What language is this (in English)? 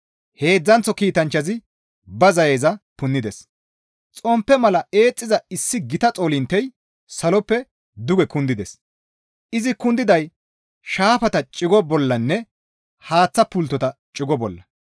Gamo